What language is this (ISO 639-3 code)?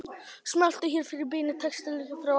isl